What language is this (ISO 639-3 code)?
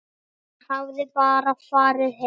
isl